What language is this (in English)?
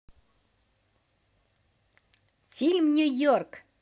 Russian